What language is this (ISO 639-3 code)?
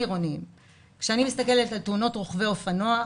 heb